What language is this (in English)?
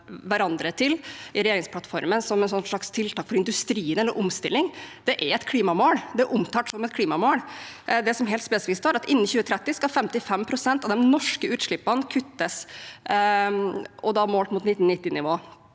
Norwegian